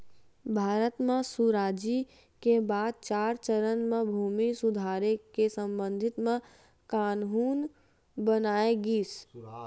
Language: Chhattisgarhi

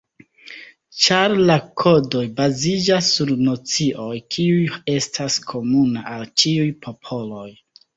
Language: Esperanto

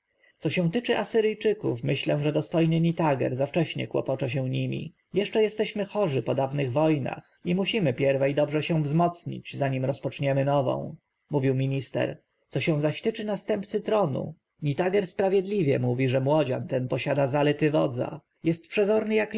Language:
Polish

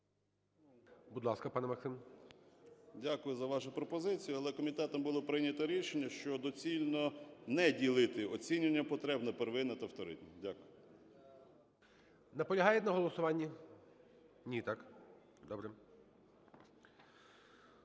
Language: Ukrainian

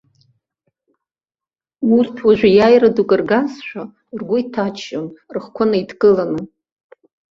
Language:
Abkhazian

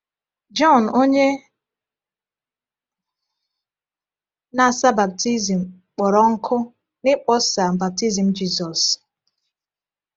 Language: Igbo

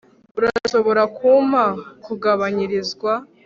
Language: Kinyarwanda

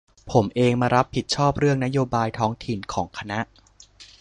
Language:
Thai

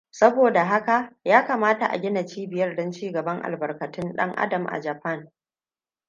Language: Hausa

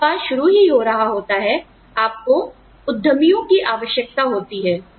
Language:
Hindi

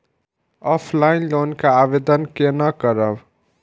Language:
Maithili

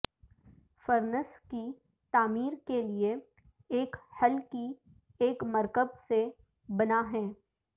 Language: Urdu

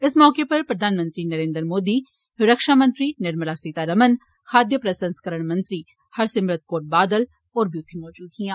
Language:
Dogri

